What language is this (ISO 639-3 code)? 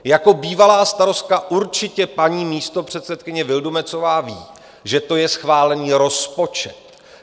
ces